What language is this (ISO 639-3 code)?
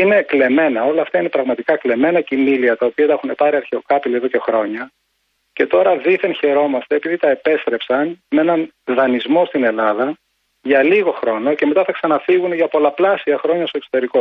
ell